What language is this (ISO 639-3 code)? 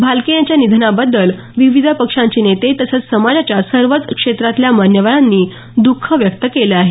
mar